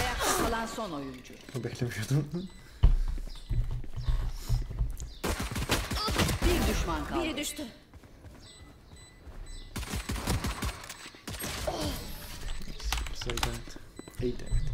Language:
Turkish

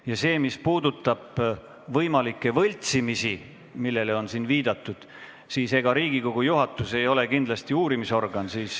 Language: Estonian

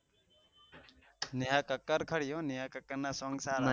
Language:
Gujarati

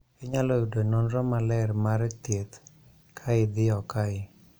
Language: Luo (Kenya and Tanzania)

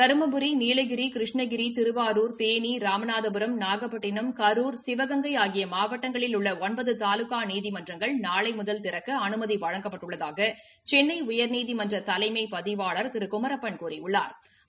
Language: Tamil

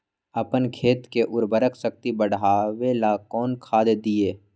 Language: Magahi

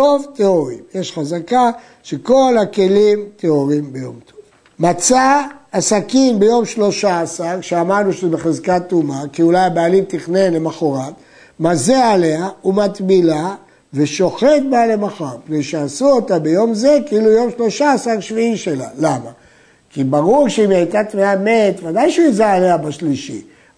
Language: Hebrew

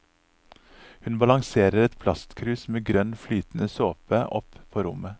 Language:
Norwegian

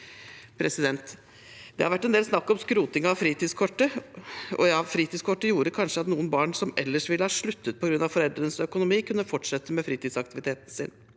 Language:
Norwegian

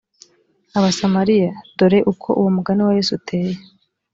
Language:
Kinyarwanda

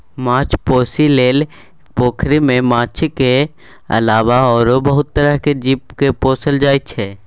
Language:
Maithili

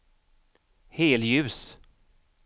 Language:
Swedish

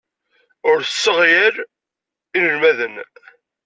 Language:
Kabyle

